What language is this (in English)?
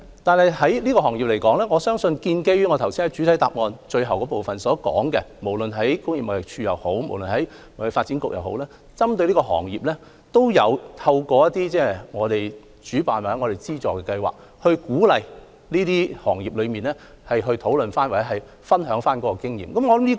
Cantonese